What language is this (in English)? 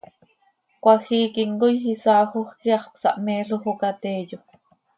Seri